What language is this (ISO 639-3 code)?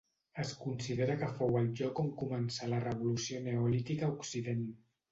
cat